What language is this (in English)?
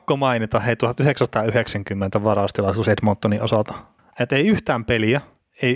Finnish